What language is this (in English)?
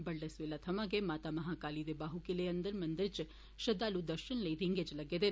Dogri